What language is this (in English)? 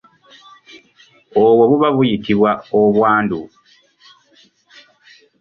Ganda